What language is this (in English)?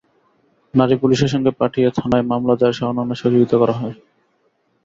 Bangla